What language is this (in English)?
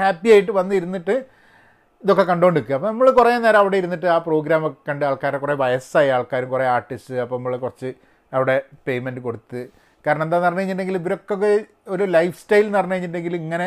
Malayalam